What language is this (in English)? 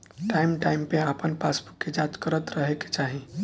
Bhojpuri